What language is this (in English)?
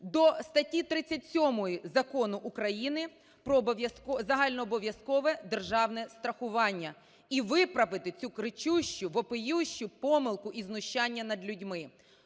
Ukrainian